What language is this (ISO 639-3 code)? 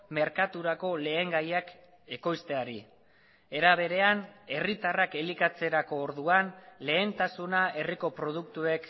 eus